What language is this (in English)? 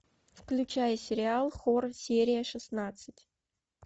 Russian